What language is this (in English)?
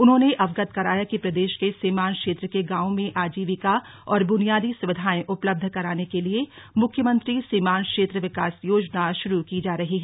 Hindi